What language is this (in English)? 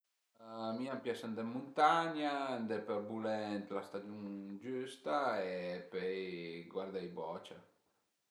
Piedmontese